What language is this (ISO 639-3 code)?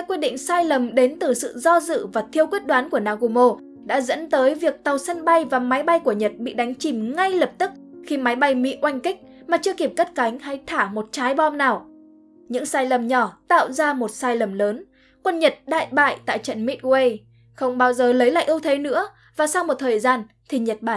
vie